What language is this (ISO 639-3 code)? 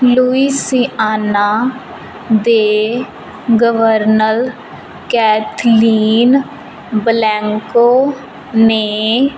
pan